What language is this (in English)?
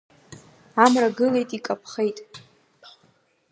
Abkhazian